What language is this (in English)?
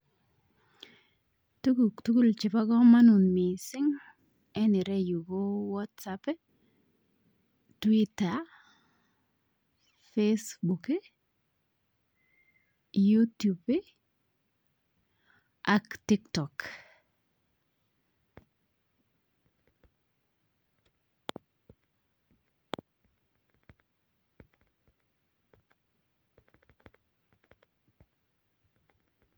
Kalenjin